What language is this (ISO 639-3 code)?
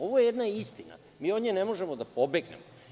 srp